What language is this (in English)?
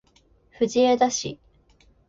Japanese